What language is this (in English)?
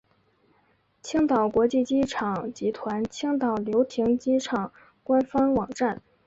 Chinese